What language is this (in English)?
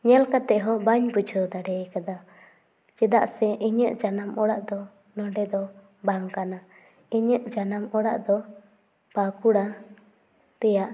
Santali